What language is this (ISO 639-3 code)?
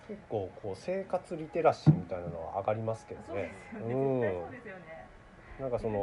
jpn